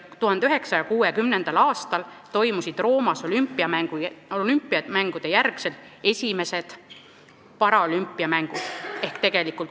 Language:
Estonian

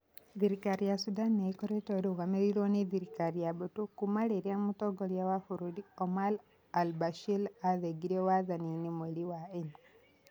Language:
Kikuyu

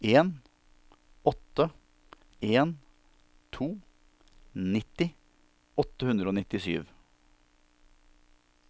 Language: Norwegian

